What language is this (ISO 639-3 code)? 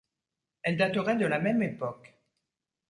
fra